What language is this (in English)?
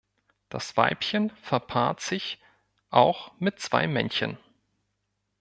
German